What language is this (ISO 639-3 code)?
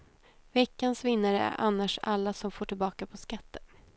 swe